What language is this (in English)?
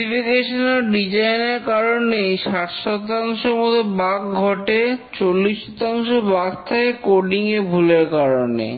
Bangla